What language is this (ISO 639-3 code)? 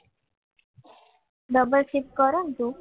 guj